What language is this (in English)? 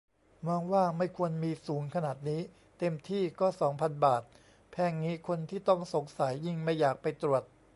Thai